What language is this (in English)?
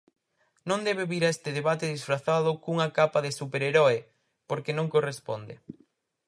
Galician